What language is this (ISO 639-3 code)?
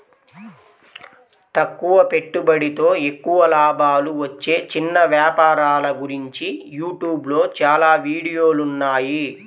tel